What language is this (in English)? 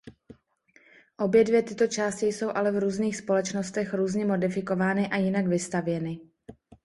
Czech